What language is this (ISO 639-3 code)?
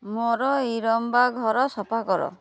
ori